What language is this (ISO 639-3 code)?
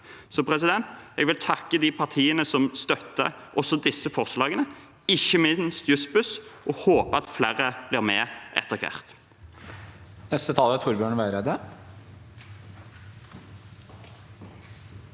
nor